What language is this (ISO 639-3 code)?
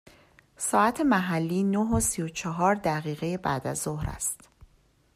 fas